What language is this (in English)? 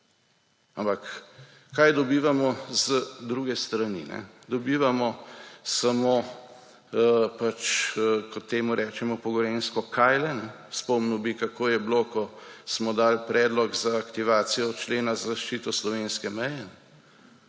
Slovenian